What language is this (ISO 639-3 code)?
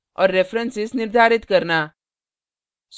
hin